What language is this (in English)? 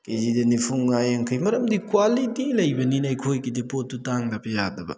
Manipuri